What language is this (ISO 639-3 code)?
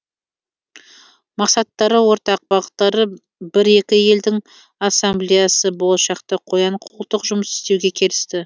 kaz